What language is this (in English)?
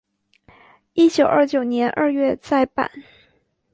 Chinese